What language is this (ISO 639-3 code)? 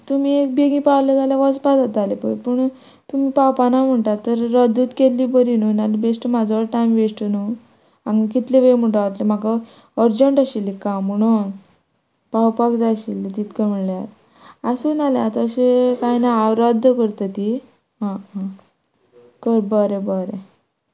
kok